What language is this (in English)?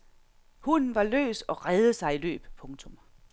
Danish